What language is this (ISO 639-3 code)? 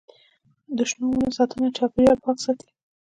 pus